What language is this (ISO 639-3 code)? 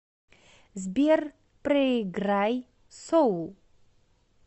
rus